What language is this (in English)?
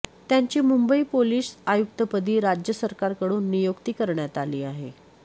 Marathi